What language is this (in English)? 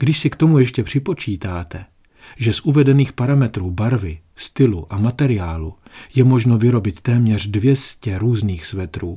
Czech